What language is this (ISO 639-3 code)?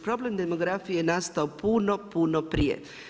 hrv